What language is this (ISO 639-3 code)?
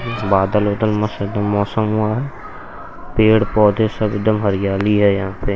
hin